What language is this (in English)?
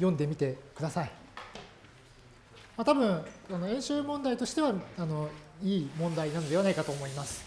Japanese